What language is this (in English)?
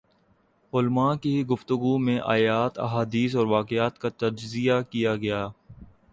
Urdu